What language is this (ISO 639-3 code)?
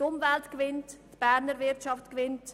gsw